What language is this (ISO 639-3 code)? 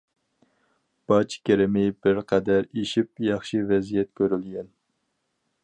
uig